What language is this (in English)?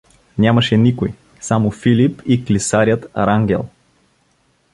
Bulgarian